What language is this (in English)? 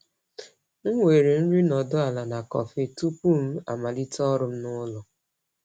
Igbo